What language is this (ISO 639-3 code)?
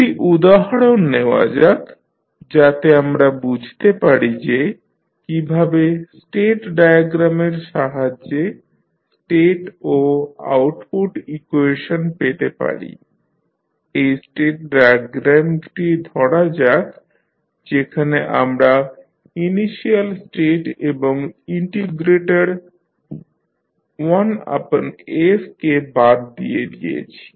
ben